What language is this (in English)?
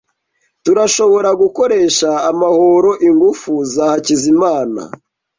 Kinyarwanda